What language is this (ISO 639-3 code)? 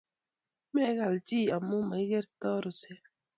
kln